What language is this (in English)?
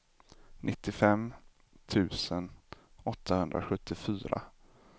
Swedish